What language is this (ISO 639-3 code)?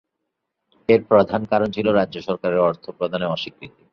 ben